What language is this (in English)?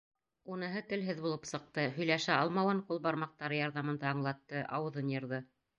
Bashkir